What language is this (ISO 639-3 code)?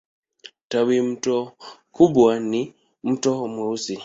swa